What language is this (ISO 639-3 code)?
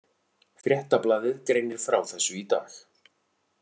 isl